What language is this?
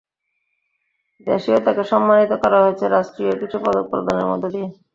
Bangla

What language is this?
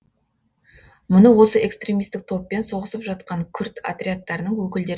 Kazakh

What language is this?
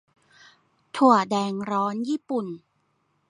Thai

